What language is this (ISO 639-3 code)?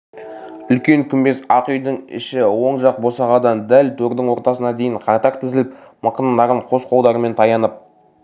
kaz